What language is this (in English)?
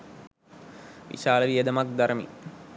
Sinhala